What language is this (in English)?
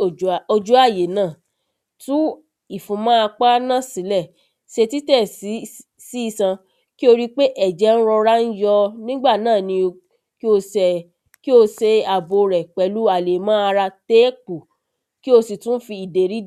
Yoruba